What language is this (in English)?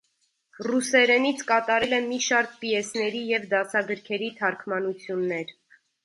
Armenian